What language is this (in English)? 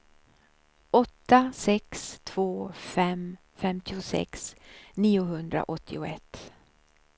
Swedish